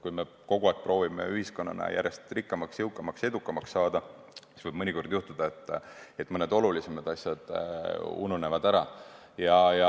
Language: Estonian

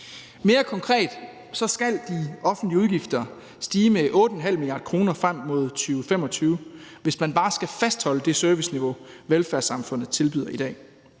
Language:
Danish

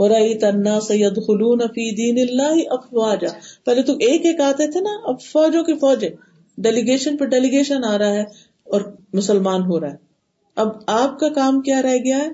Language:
Urdu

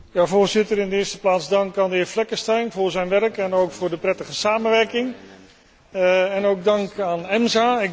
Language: Dutch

